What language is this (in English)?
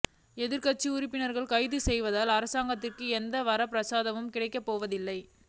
Tamil